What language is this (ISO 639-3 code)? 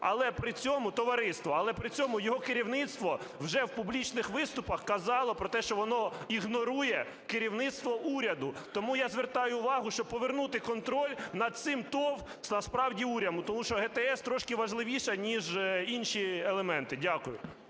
ukr